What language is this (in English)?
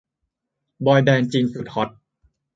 Thai